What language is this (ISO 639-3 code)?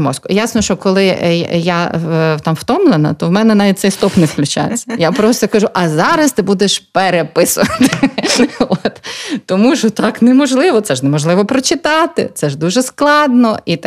ukr